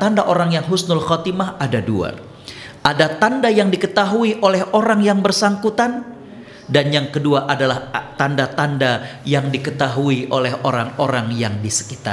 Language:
Indonesian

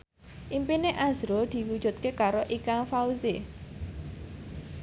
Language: Javanese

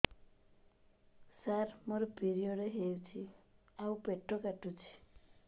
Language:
Odia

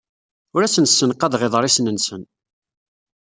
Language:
Kabyle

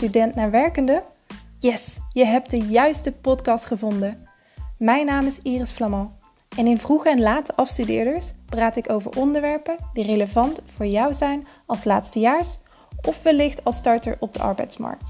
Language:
Dutch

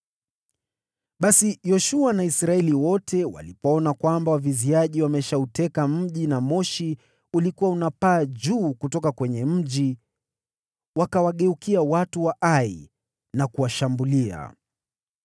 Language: Swahili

